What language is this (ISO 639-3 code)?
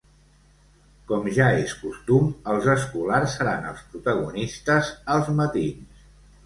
cat